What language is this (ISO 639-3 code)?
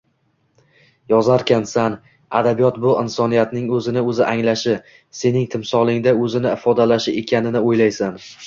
uzb